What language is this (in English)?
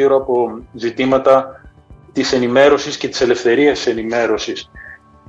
Greek